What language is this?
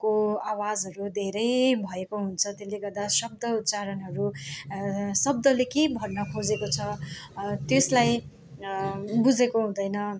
Nepali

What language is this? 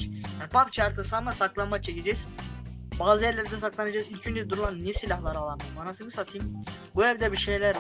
Turkish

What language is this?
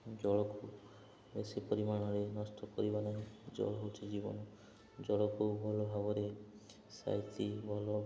Odia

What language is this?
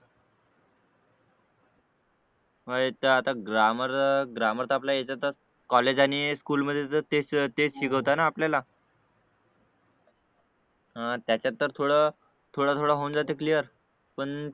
Marathi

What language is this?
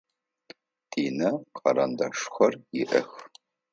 Adyghe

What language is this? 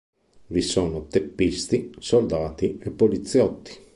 Italian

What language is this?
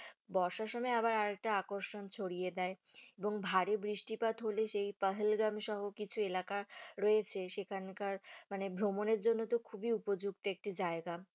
Bangla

